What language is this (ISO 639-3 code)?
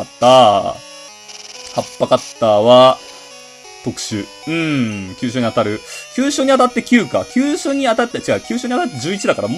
jpn